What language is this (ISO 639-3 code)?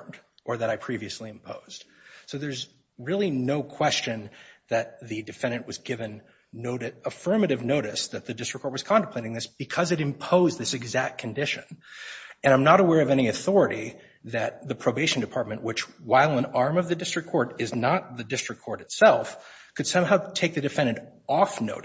eng